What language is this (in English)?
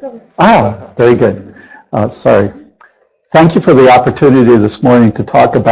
English